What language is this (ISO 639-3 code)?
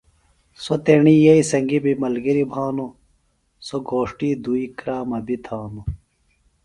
phl